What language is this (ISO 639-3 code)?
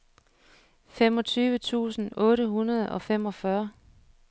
dan